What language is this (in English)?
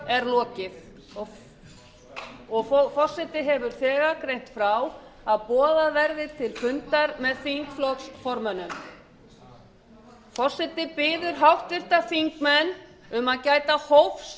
Icelandic